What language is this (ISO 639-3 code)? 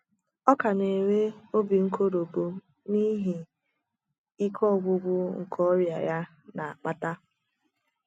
ibo